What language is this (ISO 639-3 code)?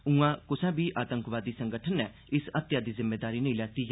doi